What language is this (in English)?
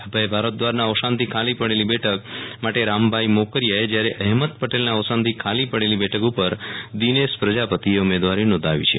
Gujarati